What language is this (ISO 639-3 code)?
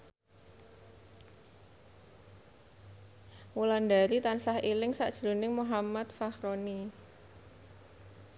jav